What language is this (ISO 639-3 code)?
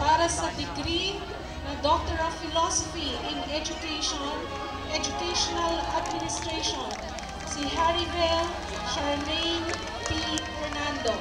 fil